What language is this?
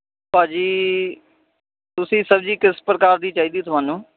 Punjabi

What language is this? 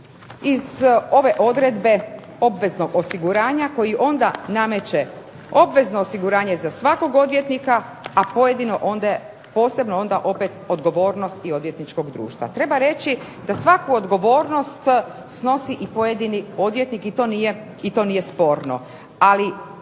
Croatian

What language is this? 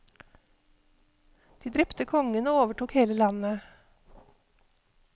Norwegian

